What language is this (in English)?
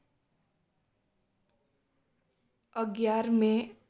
Gujarati